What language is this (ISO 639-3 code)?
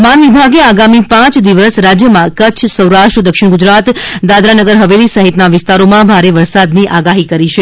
guj